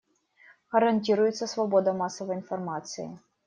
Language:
Russian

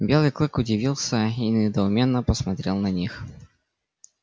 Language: Russian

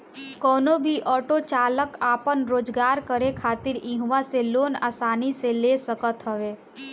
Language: Bhojpuri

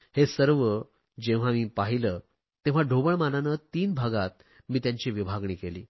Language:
Marathi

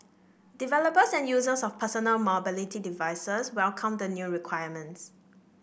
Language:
English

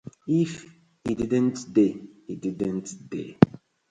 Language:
Nigerian Pidgin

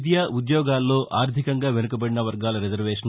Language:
Telugu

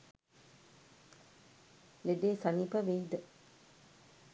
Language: Sinhala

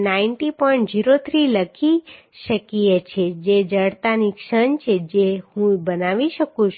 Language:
Gujarati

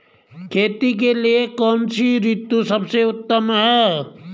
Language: Hindi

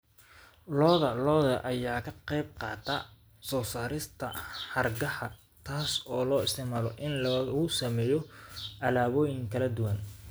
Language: Somali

